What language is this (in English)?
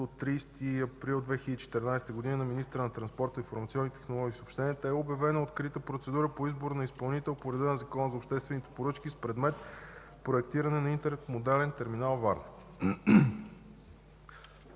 Bulgarian